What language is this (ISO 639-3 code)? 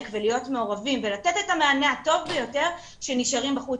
heb